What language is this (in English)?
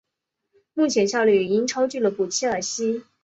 Chinese